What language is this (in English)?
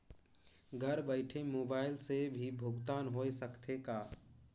Chhattisgarhi